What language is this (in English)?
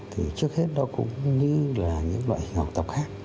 Vietnamese